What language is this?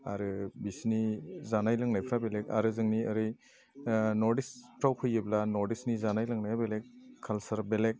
Bodo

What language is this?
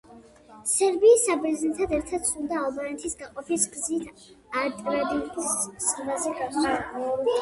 Georgian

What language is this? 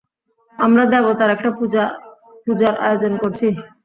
Bangla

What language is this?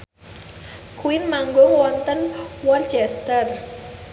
Javanese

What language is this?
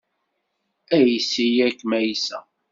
Kabyle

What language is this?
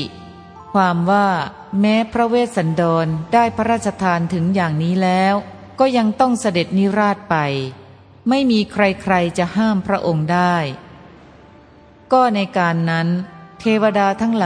Thai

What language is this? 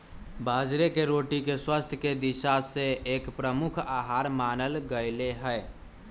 Magahi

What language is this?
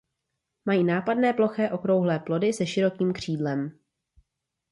Czech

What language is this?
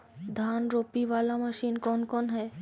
Magahi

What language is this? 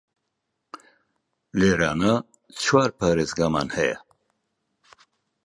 Central Kurdish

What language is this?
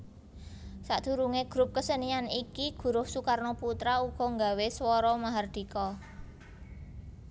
Javanese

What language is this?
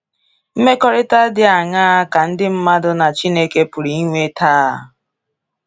Igbo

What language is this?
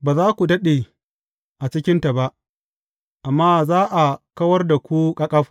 Hausa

